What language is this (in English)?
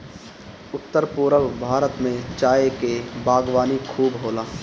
Bhojpuri